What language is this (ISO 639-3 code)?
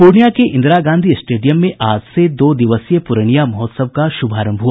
hin